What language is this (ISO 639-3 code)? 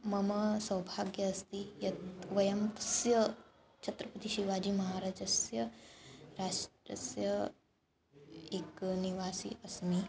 san